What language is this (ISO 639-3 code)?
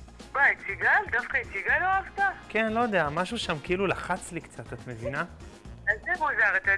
heb